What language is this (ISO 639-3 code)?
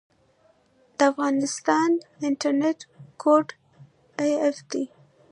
pus